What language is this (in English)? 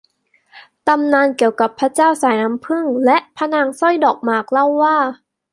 Thai